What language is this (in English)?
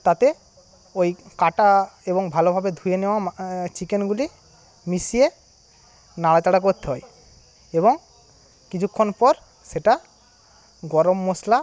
Bangla